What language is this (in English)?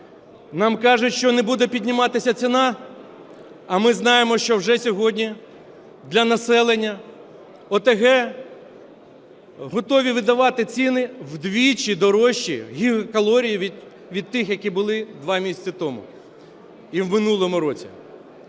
Ukrainian